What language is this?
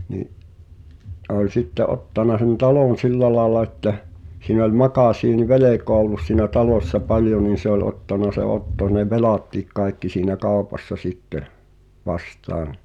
Finnish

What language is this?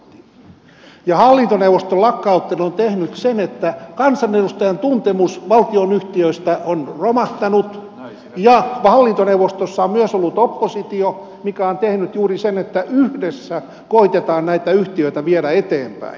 Finnish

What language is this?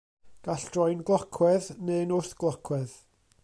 Welsh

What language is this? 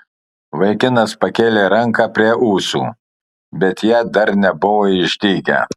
Lithuanian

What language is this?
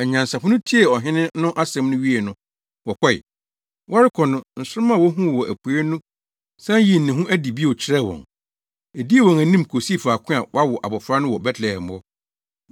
Akan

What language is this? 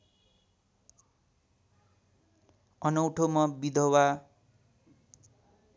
Nepali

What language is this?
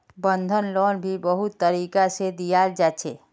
Magahi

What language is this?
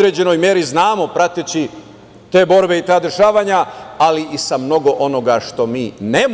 Serbian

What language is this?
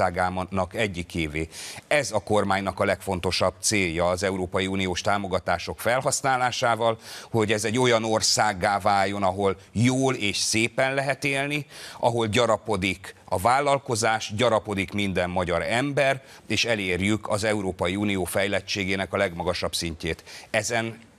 Hungarian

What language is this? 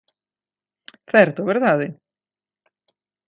Galician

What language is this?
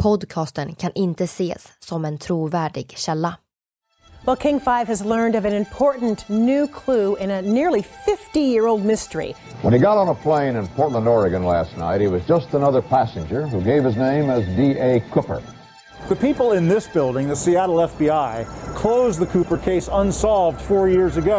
Swedish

